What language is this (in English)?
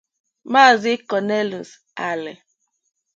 Igbo